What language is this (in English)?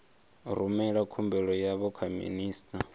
Venda